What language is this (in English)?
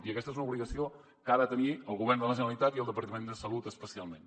Catalan